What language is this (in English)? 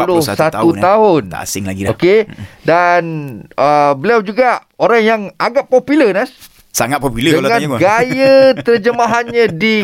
Malay